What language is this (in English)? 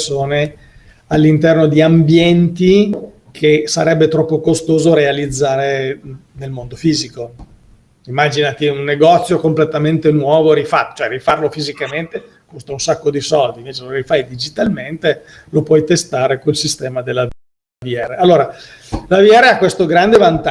Italian